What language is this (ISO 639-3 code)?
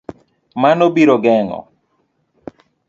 luo